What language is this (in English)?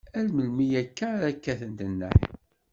Kabyle